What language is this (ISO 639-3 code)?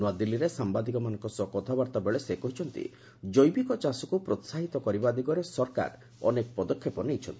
ori